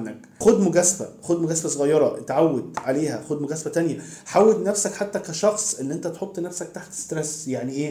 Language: Arabic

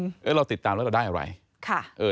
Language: Thai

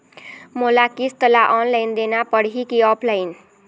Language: Chhattisgarhi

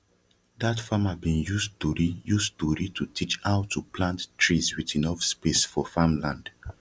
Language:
Nigerian Pidgin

